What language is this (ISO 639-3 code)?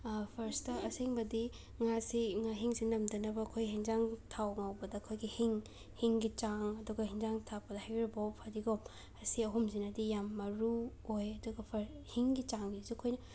mni